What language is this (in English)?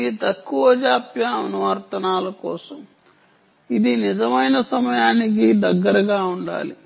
Telugu